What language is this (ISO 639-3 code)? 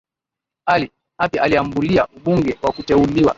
swa